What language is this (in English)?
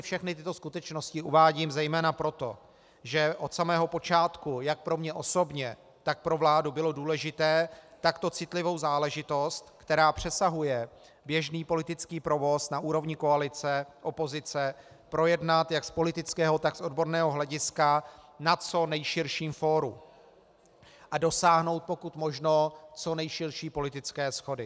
Czech